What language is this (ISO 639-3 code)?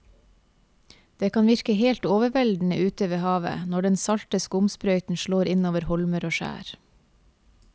nor